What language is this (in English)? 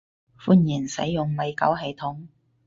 Cantonese